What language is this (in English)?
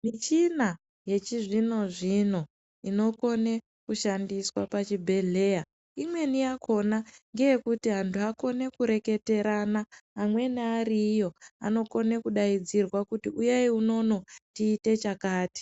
Ndau